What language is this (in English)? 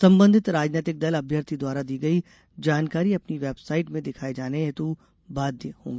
Hindi